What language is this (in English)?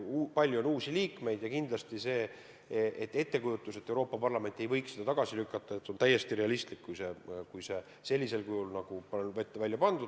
Estonian